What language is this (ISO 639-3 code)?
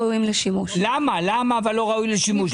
heb